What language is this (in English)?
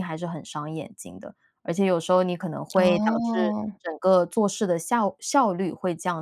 Chinese